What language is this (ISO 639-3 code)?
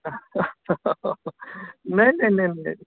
mai